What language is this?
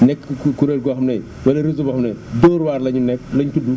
Wolof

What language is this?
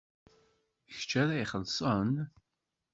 Kabyle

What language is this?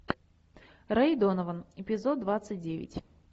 Russian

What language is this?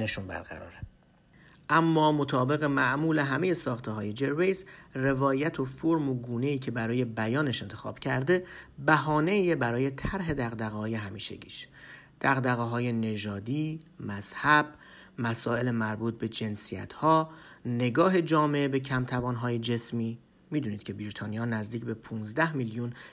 Persian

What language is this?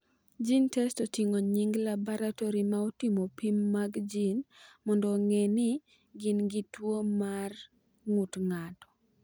Luo (Kenya and Tanzania)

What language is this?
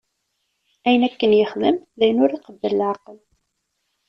Kabyle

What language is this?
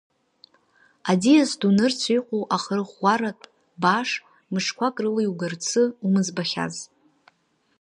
Abkhazian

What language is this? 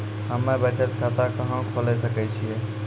Maithili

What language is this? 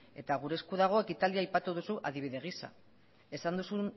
Basque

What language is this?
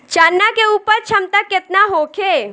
Bhojpuri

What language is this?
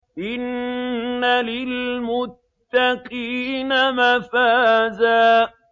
Arabic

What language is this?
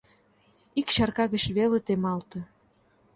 Mari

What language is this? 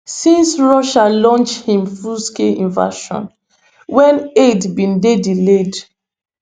Nigerian Pidgin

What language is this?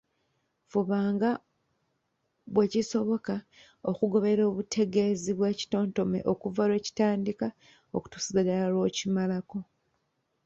Ganda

